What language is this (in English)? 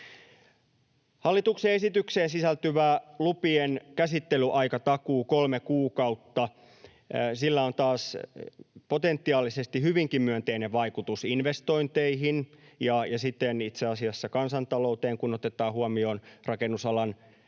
Finnish